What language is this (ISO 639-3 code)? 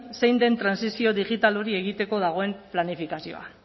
eus